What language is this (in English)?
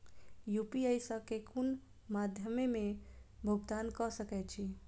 Maithili